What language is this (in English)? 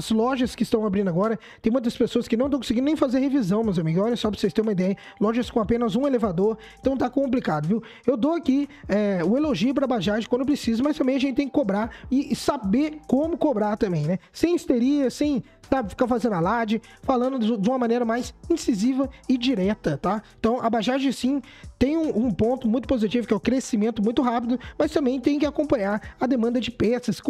Portuguese